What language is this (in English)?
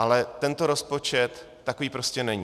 Czech